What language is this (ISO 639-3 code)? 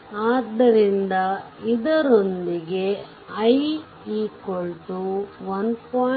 kan